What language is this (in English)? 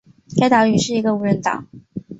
Chinese